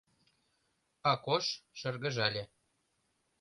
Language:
Mari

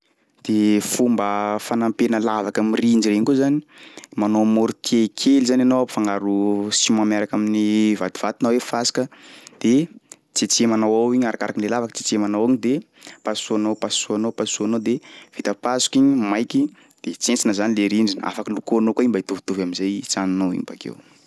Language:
Sakalava Malagasy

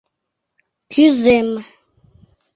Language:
Mari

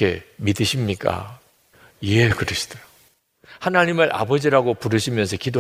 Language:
Korean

